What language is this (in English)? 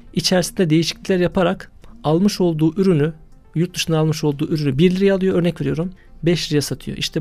Turkish